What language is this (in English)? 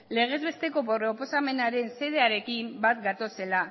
Basque